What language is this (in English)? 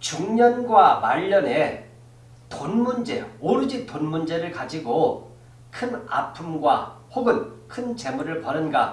Korean